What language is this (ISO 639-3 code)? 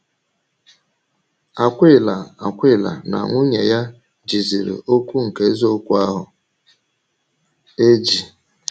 ibo